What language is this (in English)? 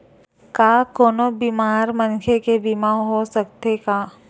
Chhattisgarhi